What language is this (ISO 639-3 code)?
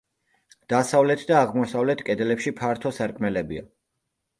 kat